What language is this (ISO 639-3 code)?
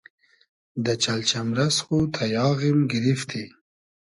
haz